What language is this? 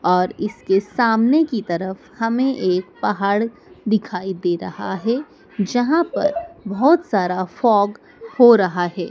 Hindi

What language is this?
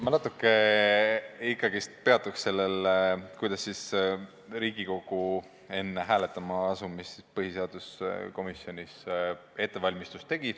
Estonian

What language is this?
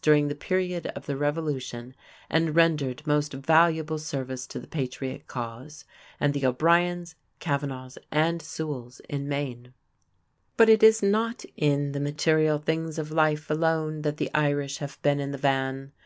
English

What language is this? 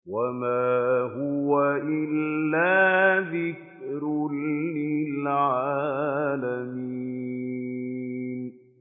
Arabic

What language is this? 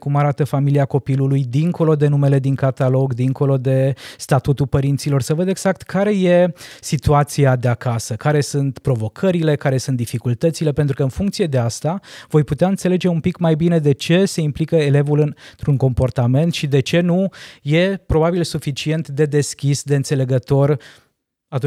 Romanian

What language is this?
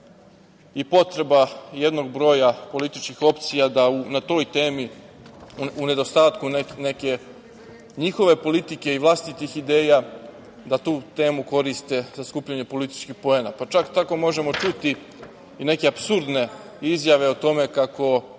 Serbian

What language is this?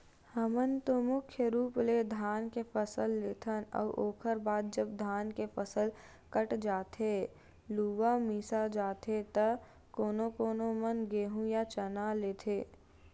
Chhattisgarhi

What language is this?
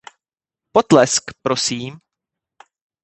Czech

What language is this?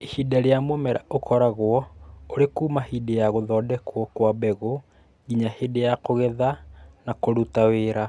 Kikuyu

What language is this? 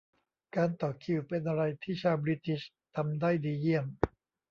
Thai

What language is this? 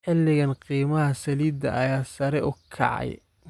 Somali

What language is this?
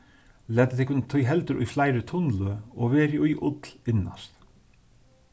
Faroese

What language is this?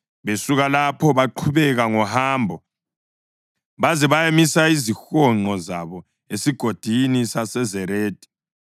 North Ndebele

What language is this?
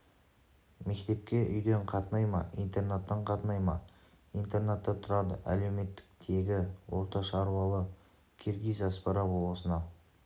Kazakh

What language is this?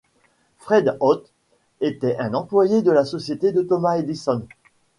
French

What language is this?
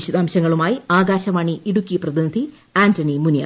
Malayalam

